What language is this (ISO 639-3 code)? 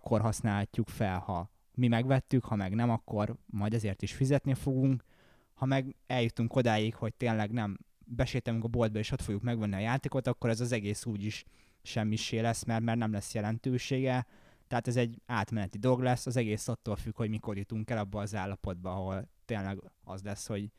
hun